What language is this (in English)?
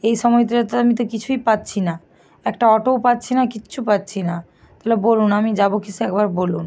Bangla